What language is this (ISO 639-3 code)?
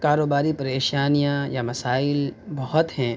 urd